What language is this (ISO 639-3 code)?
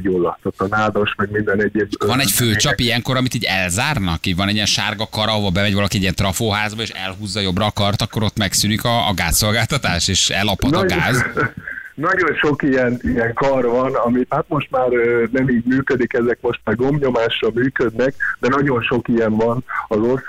hun